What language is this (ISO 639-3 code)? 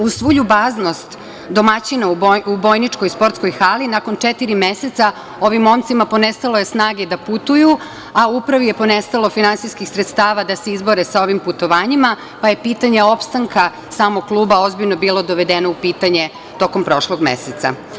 srp